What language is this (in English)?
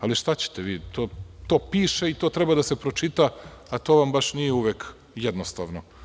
Serbian